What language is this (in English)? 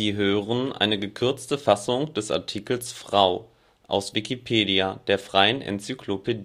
German